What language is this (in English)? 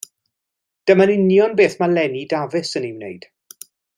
Welsh